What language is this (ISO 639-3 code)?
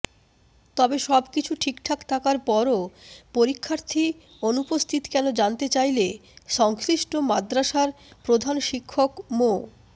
ben